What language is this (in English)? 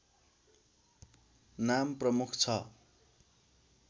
Nepali